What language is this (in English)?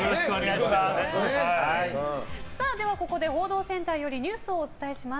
Japanese